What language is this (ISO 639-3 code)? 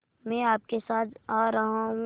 hin